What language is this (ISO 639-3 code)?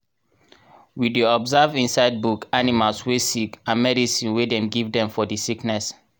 pcm